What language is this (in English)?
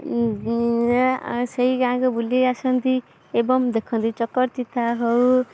Odia